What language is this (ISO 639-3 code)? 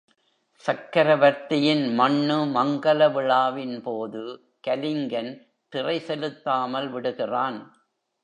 tam